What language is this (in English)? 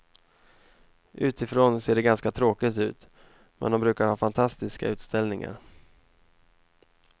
Swedish